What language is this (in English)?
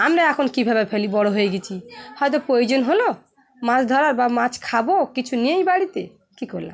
Bangla